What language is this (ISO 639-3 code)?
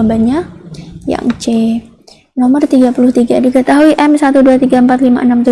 ind